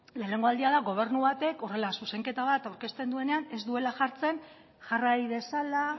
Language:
Basque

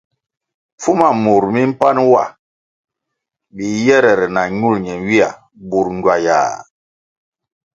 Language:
Kwasio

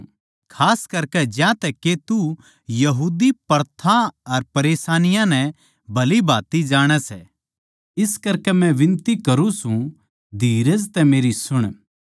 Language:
Haryanvi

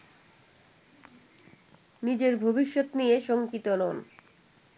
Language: Bangla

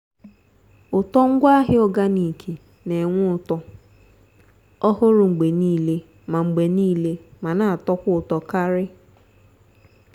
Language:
Igbo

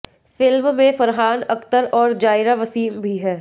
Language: Hindi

